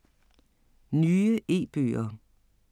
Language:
Danish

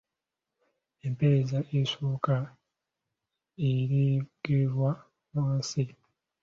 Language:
Ganda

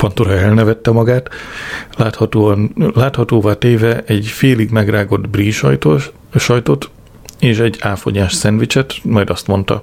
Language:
Hungarian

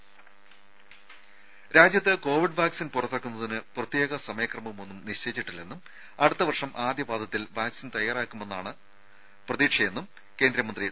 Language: Malayalam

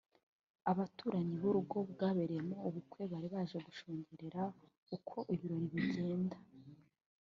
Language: Kinyarwanda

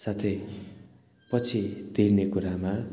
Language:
Nepali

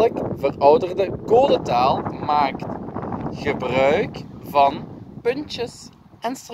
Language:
Dutch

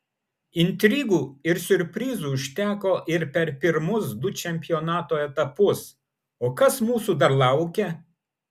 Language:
Lithuanian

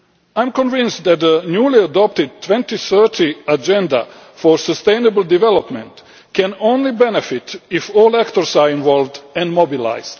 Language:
English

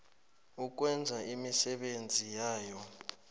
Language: South Ndebele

